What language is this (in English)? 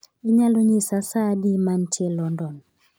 Luo (Kenya and Tanzania)